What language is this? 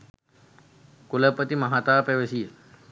Sinhala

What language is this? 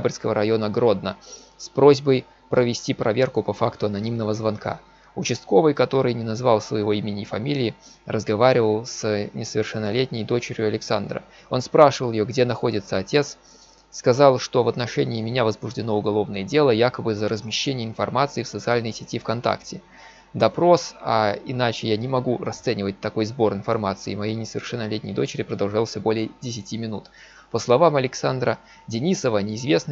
Russian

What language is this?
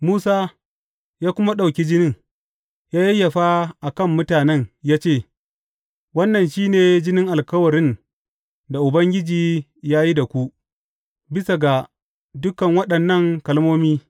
Hausa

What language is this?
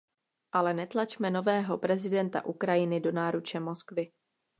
Czech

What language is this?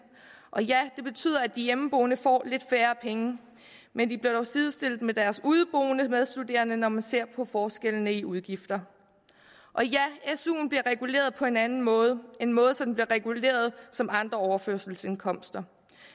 Danish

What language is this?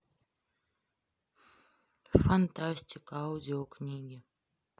Russian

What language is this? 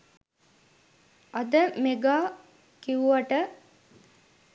Sinhala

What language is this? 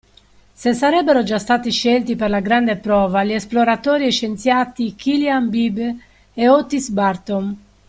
Italian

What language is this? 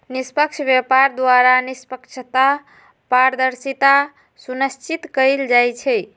Magahi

